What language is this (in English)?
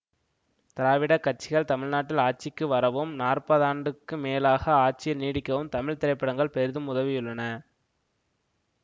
Tamil